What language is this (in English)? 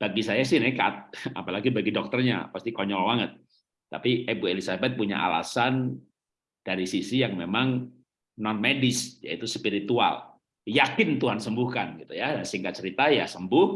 Indonesian